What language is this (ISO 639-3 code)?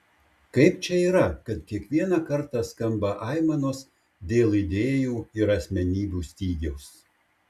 lit